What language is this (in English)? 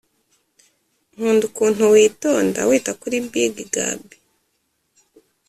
Kinyarwanda